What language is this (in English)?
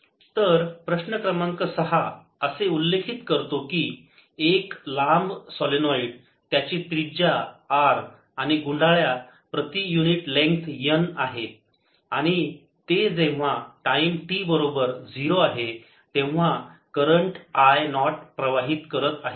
Marathi